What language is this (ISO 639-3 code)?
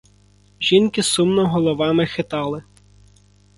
ukr